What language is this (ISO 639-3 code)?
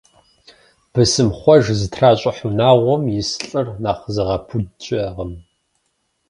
kbd